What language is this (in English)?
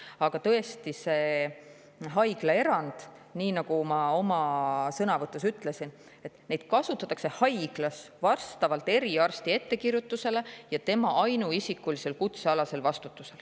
Estonian